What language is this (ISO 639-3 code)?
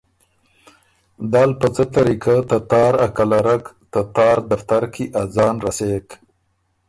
oru